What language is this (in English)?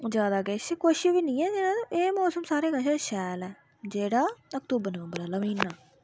Dogri